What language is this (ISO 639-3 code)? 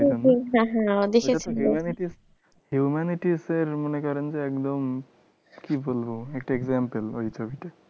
ben